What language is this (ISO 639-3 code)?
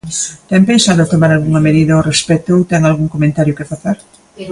glg